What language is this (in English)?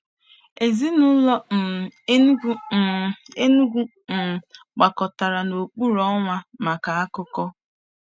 Igbo